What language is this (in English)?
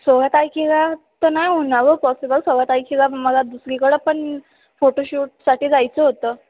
Marathi